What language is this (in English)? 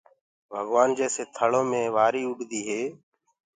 Gurgula